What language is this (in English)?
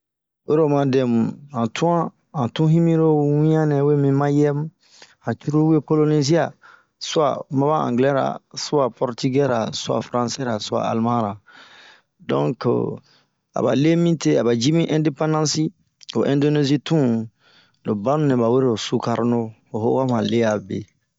Bomu